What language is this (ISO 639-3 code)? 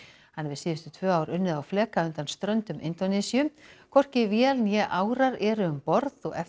isl